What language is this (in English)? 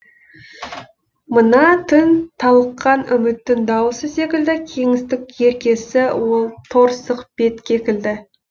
Kazakh